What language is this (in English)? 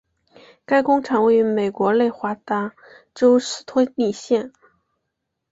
Chinese